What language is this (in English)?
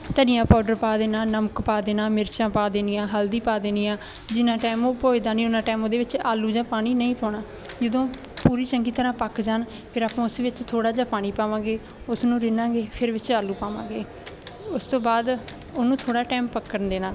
Punjabi